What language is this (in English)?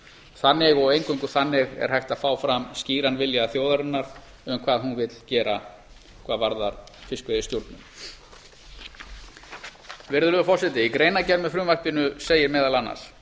Icelandic